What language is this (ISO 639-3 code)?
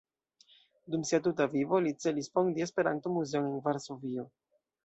epo